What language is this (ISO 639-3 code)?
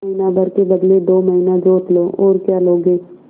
hin